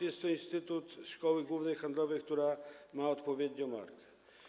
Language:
Polish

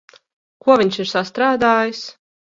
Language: Latvian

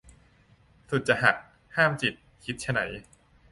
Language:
Thai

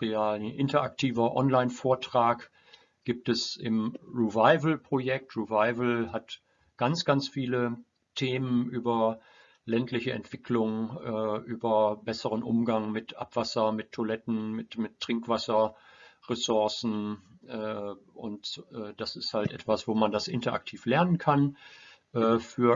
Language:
German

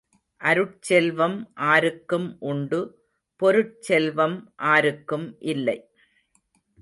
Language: Tamil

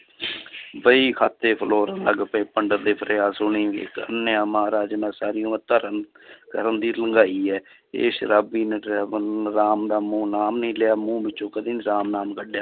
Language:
Punjabi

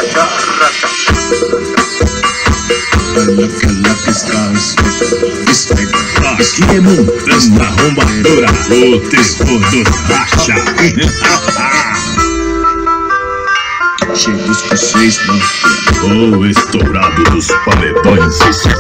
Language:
Portuguese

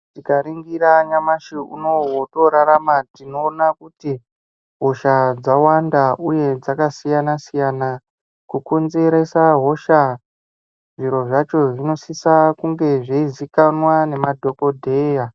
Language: Ndau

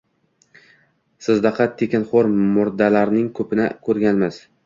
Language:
Uzbek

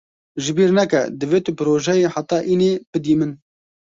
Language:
Kurdish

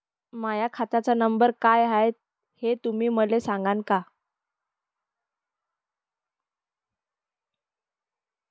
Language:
Marathi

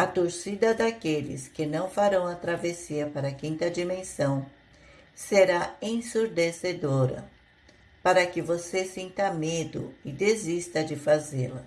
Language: Portuguese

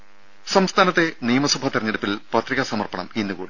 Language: Malayalam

